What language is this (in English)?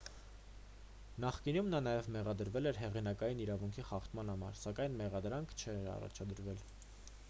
Armenian